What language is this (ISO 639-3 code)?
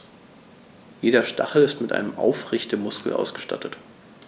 deu